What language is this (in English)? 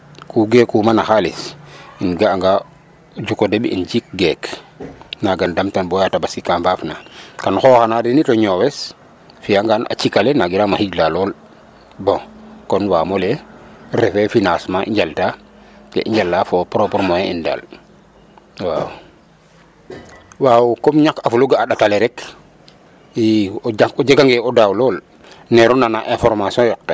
Serer